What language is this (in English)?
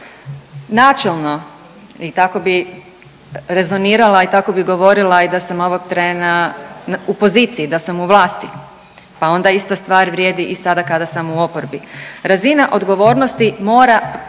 Croatian